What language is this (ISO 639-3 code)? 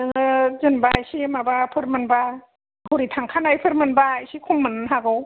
brx